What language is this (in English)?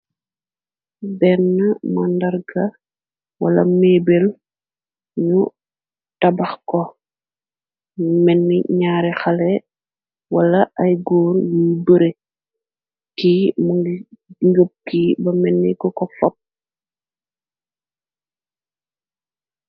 Wolof